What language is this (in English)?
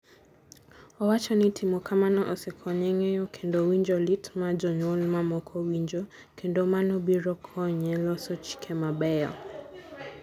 Luo (Kenya and Tanzania)